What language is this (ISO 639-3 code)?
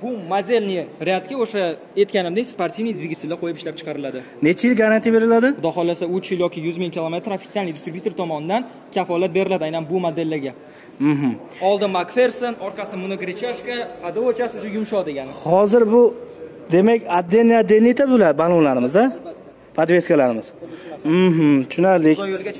tur